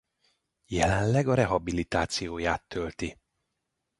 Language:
Hungarian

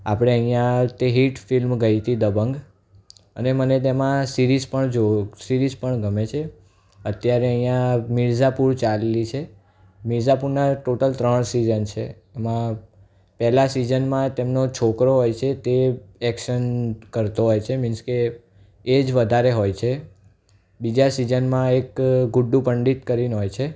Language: Gujarati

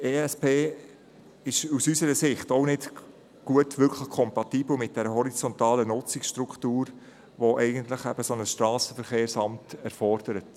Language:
Swiss German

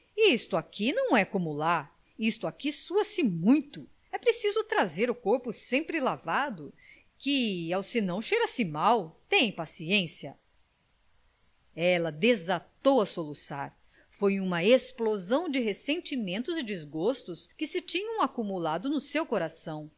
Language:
Portuguese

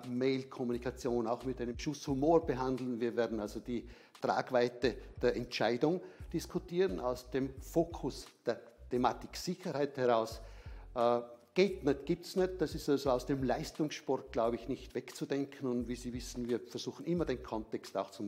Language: German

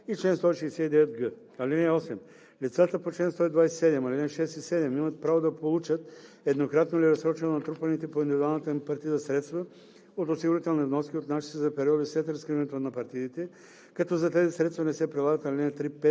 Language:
Bulgarian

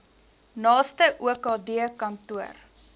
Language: Afrikaans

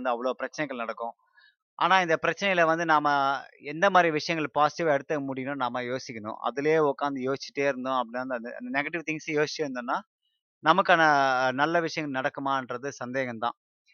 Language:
Tamil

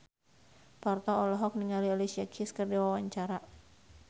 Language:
Sundanese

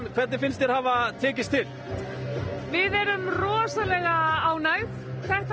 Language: Icelandic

